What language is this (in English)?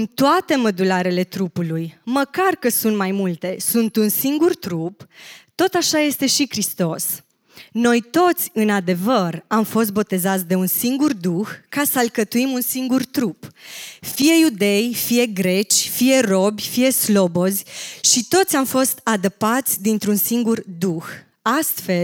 Romanian